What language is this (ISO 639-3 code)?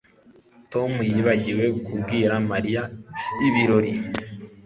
kin